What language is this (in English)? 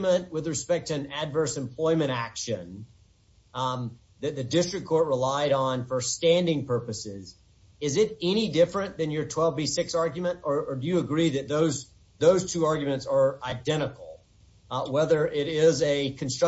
English